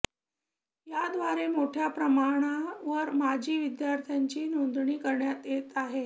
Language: Marathi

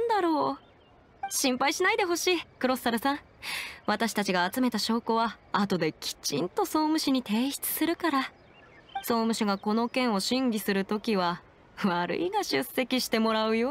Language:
Japanese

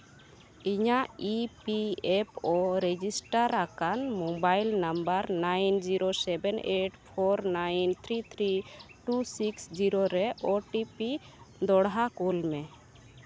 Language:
Santali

